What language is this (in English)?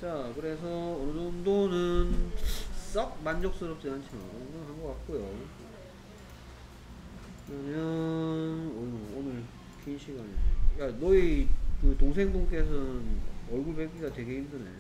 Korean